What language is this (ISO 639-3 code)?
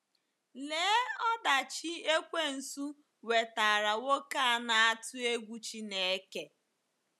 ibo